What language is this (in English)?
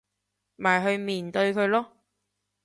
Cantonese